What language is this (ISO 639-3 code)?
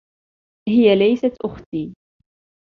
ara